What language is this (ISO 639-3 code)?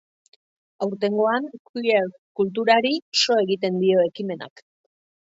eus